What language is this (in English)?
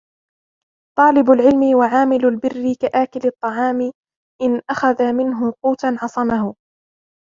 Arabic